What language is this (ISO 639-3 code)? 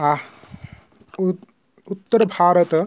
san